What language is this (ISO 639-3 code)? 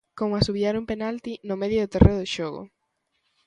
glg